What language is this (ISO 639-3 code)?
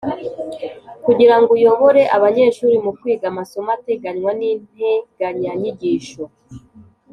kin